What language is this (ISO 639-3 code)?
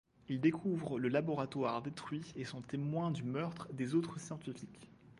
fra